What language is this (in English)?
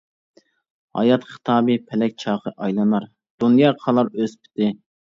Uyghur